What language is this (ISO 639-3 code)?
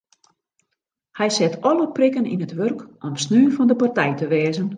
fry